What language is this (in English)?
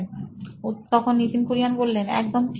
Bangla